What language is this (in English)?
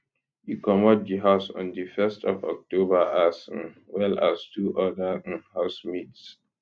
Nigerian Pidgin